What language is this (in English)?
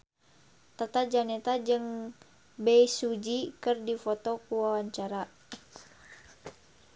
Sundanese